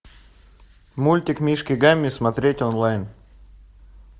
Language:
Russian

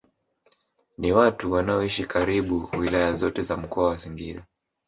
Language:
Swahili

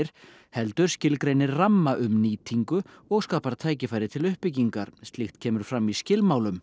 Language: Icelandic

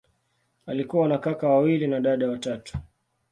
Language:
Swahili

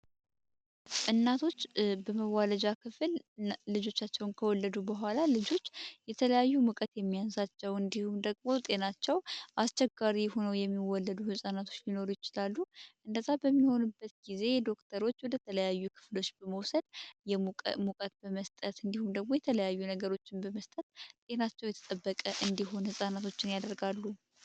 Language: Amharic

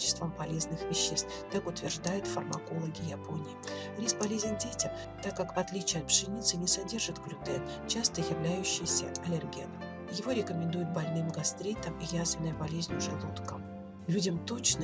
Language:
Russian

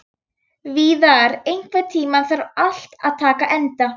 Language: Icelandic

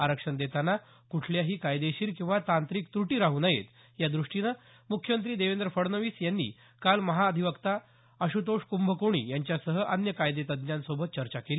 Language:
Marathi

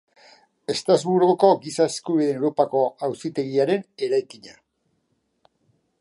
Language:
Basque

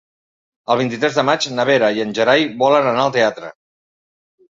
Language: Catalan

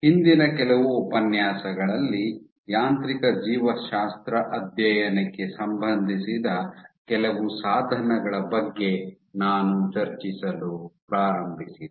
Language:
Kannada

